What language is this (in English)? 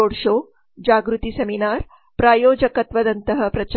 Kannada